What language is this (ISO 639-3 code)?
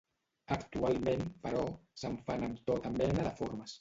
cat